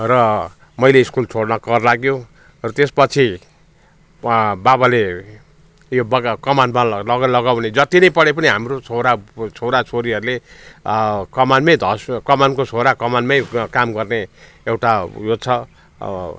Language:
Nepali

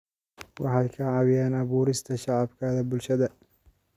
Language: Somali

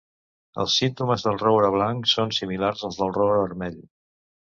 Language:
Catalan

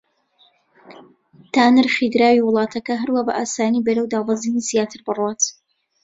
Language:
Central Kurdish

